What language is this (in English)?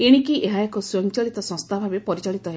Odia